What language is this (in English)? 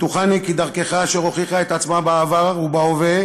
Hebrew